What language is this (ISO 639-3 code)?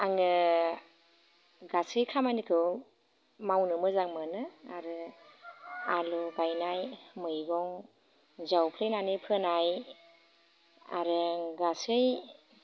brx